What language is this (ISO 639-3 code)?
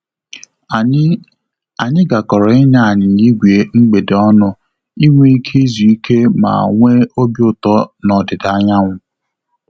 ibo